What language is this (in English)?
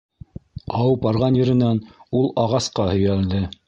Bashkir